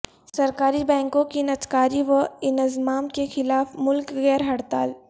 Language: Urdu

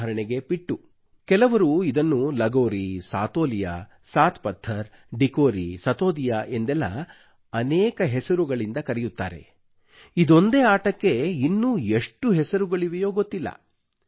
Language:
Kannada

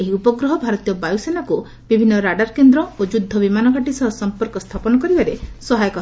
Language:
Odia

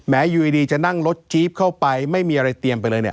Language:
Thai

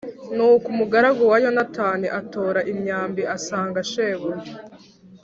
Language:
Kinyarwanda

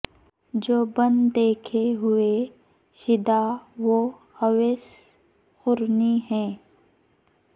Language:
Urdu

